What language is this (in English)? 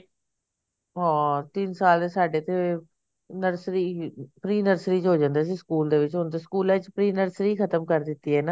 Punjabi